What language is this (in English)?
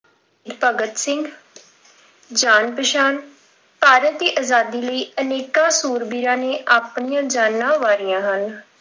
Punjabi